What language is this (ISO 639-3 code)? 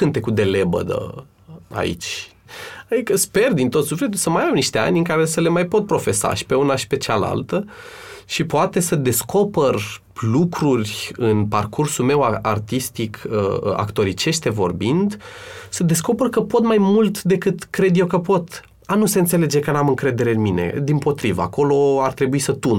ron